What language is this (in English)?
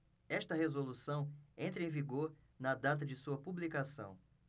Portuguese